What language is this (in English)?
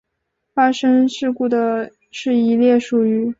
Chinese